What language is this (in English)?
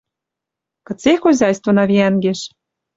Western Mari